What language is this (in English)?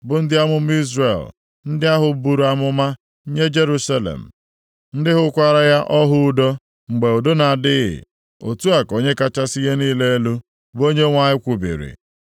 Igbo